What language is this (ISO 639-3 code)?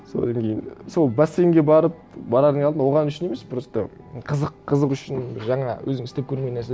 kaz